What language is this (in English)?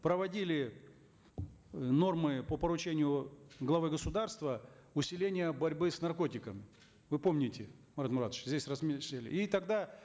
Kazakh